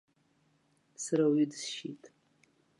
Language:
Abkhazian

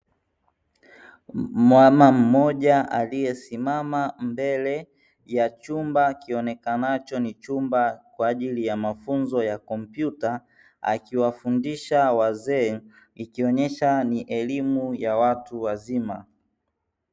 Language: Swahili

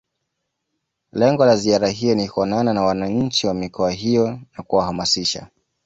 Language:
Swahili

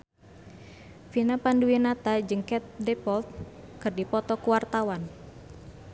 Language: Sundanese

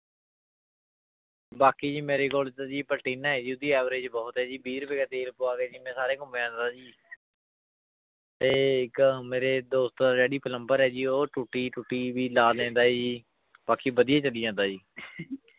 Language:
Punjabi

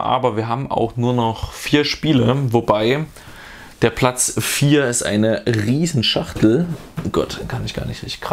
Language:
German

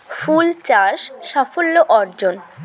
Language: Bangla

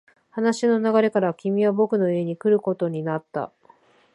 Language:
Japanese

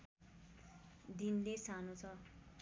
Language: Nepali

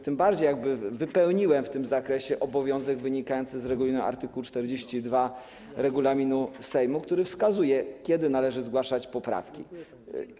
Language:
Polish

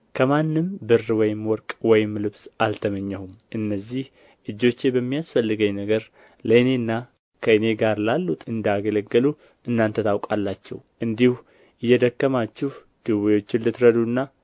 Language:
Amharic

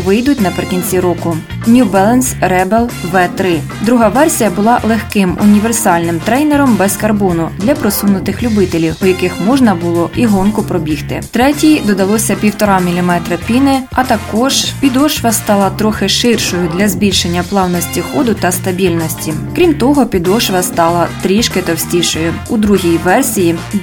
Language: Ukrainian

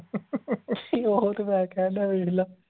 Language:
Punjabi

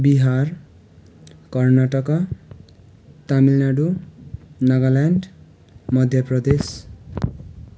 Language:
Nepali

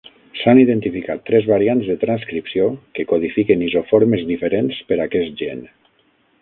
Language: Catalan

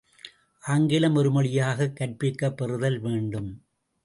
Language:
Tamil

